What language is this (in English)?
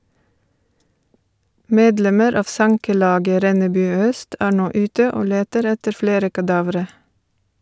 Norwegian